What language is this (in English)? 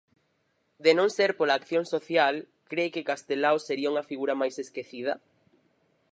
Galician